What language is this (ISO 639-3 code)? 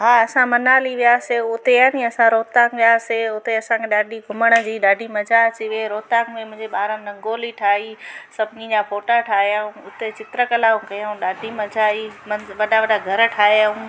snd